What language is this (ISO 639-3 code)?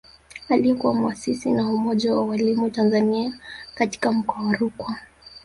swa